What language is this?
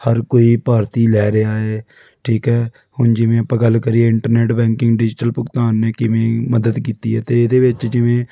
Punjabi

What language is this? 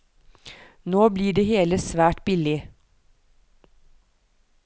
Norwegian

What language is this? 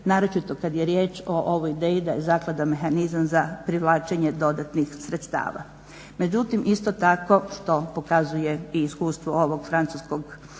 Croatian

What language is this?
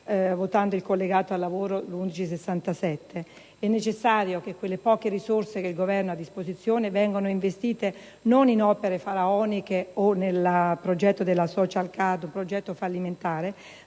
Italian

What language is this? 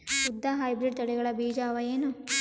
Kannada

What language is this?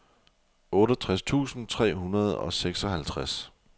Danish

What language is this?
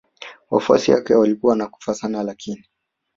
Swahili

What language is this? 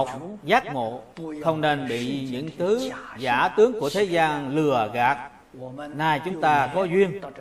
Vietnamese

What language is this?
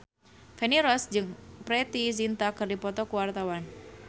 Sundanese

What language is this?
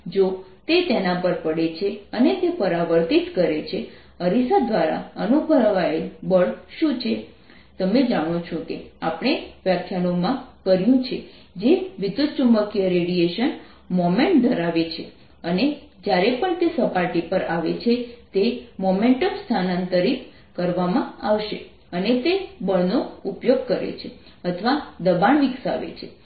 Gujarati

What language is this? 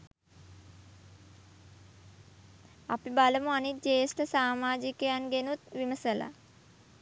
Sinhala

